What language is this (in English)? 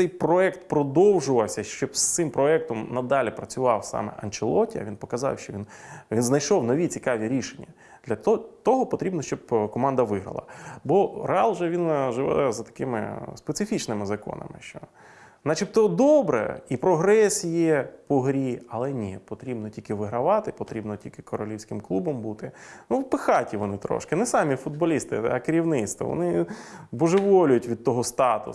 Ukrainian